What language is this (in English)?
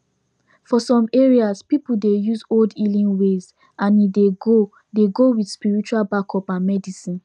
Nigerian Pidgin